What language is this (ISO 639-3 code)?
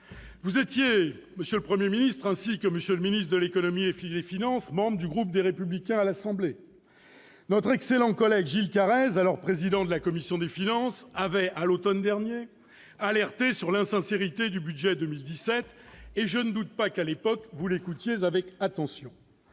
fra